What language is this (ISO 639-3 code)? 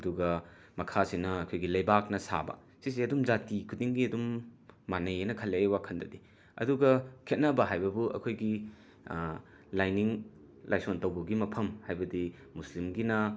mni